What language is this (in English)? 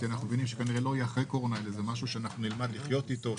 Hebrew